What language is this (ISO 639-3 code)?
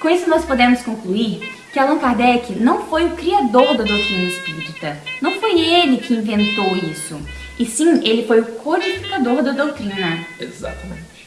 por